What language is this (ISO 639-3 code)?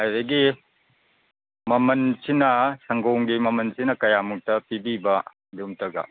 mni